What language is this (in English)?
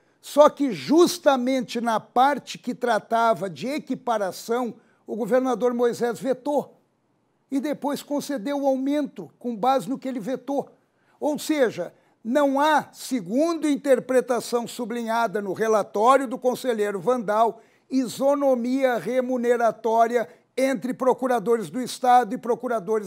Portuguese